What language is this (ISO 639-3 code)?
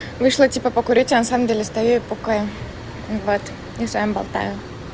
rus